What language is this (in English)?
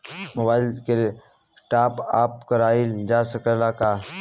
Bhojpuri